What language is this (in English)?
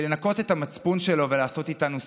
Hebrew